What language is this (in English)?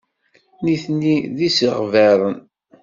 Kabyle